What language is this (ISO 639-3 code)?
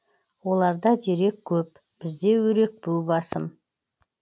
kaz